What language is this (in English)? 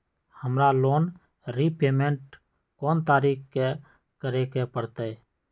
Magahi